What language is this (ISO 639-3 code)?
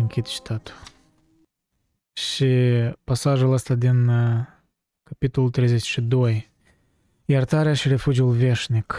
ron